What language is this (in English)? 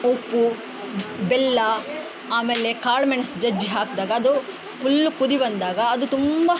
Kannada